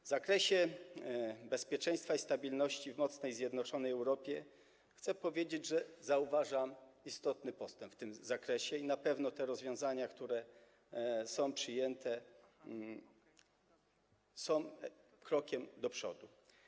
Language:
Polish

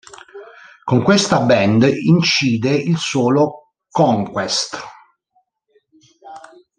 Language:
Italian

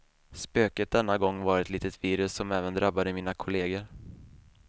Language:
Swedish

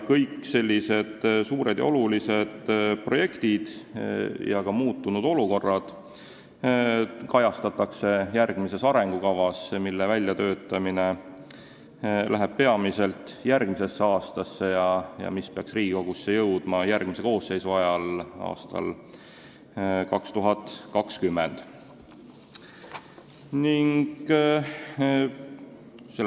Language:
Estonian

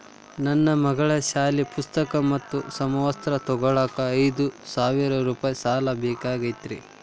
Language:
Kannada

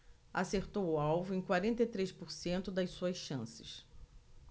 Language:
Portuguese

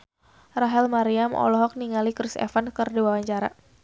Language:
Sundanese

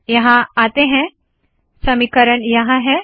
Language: Hindi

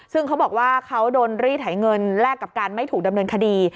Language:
Thai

